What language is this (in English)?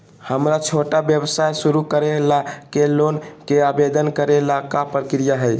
Magahi